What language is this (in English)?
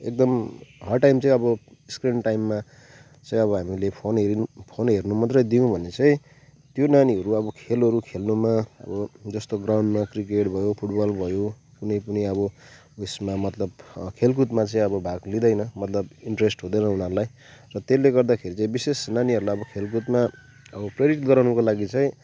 Nepali